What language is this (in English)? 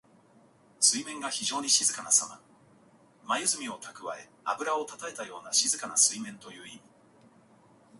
Japanese